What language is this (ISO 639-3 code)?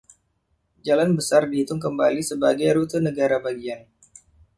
ind